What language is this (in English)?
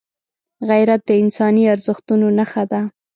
Pashto